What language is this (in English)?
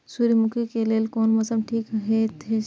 Maithili